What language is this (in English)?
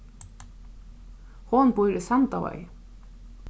Faroese